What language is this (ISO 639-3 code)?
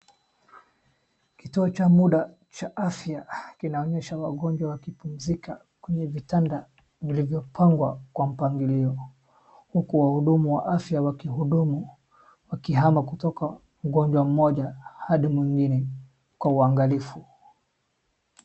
swa